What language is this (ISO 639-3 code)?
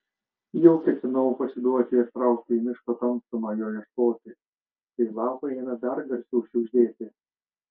lit